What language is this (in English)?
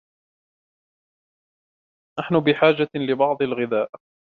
Arabic